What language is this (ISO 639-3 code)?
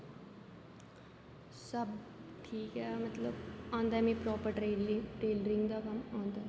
doi